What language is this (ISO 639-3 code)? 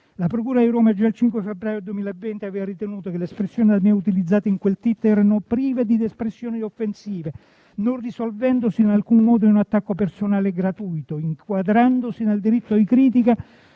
ita